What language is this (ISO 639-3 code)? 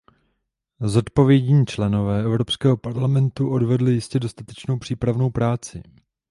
ces